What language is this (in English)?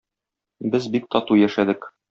Tatar